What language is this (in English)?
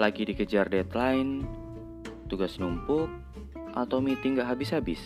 Indonesian